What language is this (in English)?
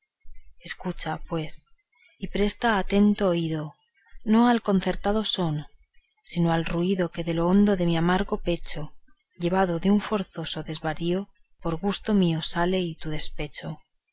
Spanish